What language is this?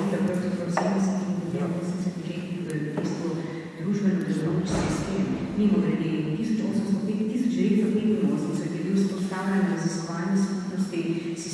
Ukrainian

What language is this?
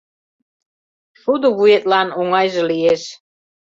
Mari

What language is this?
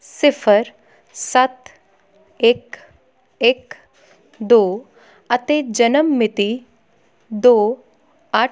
Punjabi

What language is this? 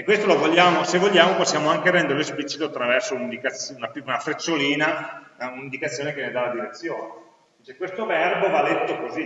Italian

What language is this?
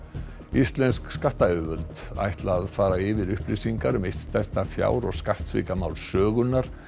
Icelandic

